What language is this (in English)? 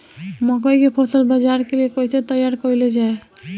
Bhojpuri